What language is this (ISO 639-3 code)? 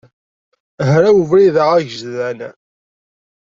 kab